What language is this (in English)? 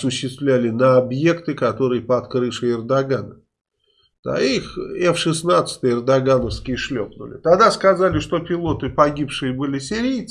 Russian